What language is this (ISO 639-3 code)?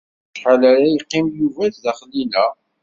kab